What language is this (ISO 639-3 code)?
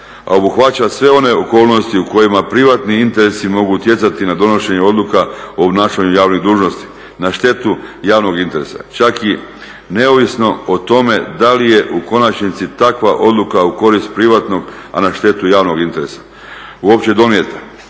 hrv